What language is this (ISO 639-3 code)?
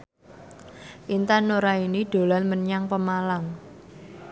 jav